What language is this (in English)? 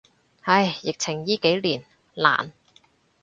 Cantonese